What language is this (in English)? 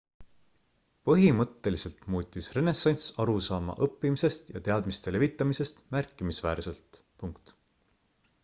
Estonian